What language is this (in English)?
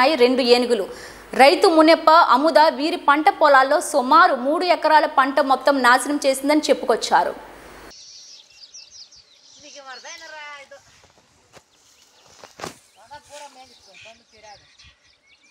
Romanian